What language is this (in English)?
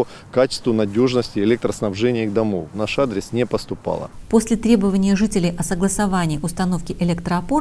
Russian